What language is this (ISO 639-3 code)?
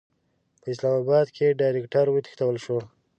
pus